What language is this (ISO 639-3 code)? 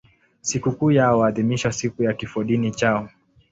swa